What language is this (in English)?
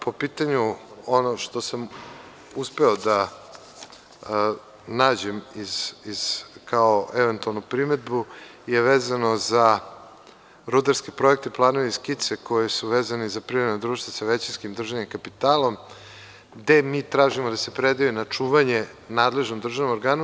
Serbian